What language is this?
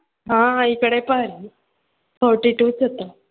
Marathi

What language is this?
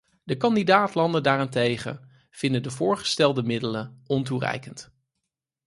Dutch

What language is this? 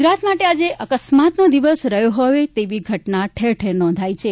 Gujarati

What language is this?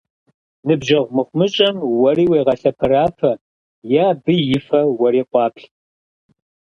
Kabardian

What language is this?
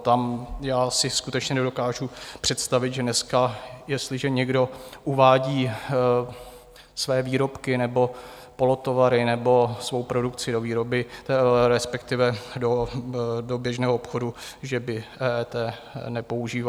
Czech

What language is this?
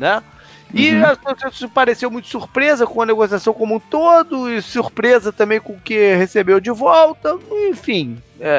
Portuguese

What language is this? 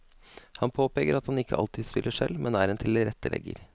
Norwegian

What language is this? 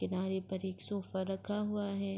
Urdu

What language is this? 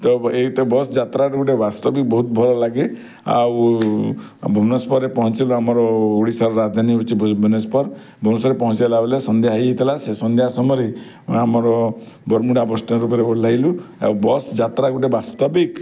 Odia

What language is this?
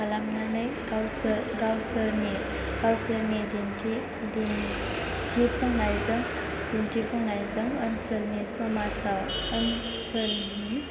Bodo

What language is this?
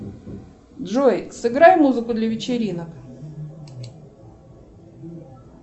Russian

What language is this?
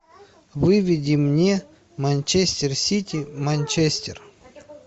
Russian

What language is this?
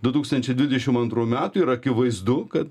Lithuanian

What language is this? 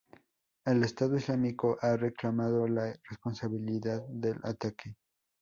Spanish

